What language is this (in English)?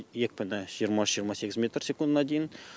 Kazakh